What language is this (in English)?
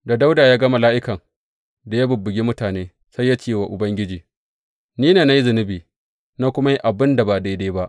Hausa